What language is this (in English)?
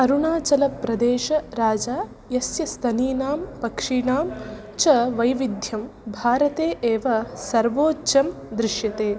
Sanskrit